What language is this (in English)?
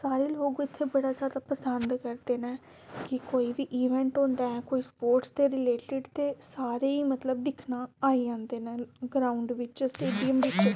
Dogri